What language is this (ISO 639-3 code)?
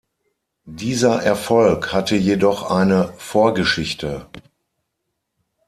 deu